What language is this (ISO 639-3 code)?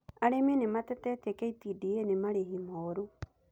kik